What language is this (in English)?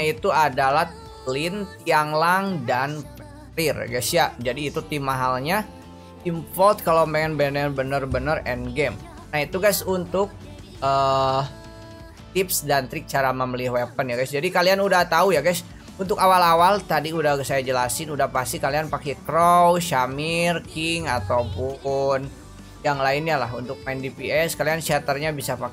Indonesian